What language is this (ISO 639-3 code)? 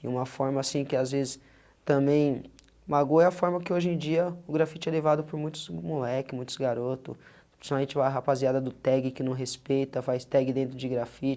por